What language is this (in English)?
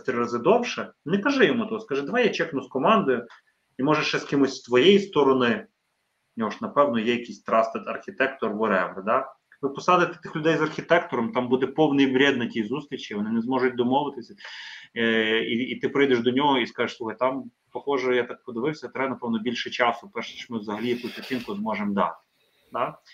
Ukrainian